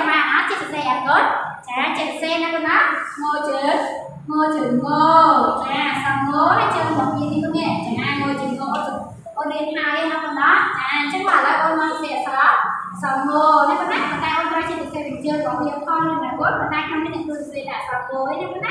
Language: Vietnamese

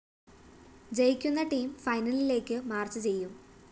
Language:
Malayalam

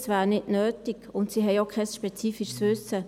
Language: Swiss German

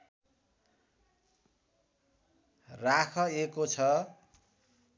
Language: Nepali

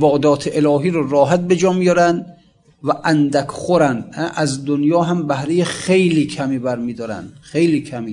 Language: Persian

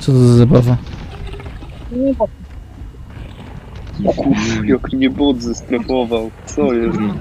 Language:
Polish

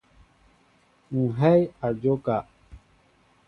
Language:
Mbo (Cameroon)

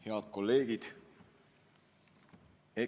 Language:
Estonian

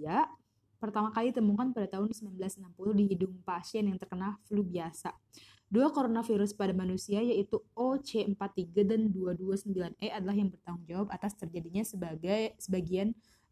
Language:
Indonesian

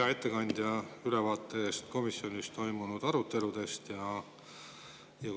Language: Estonian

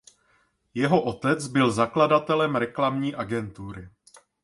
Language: Czech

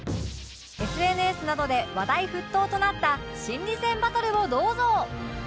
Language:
Japanese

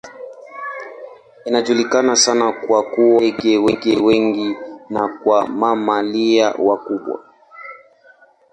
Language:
Swahili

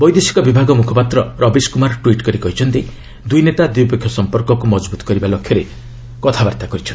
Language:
Odia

